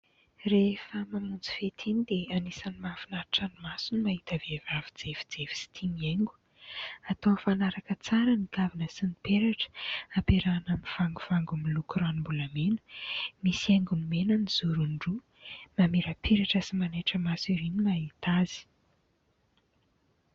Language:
Malagasy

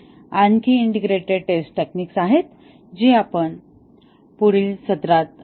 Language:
Marathi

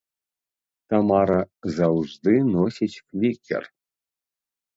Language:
Belarusian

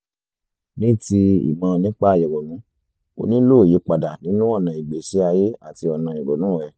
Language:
Yoruba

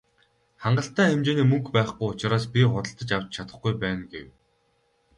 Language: Mongolian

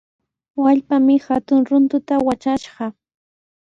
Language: Sihuas Ancash Quechua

